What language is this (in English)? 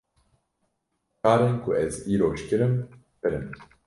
Kurdish